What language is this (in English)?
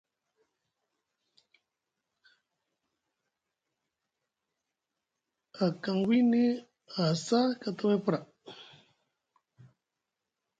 Musgu